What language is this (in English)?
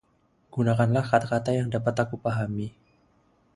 Indonesian